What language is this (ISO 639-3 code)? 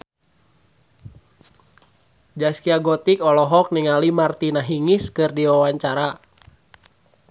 sun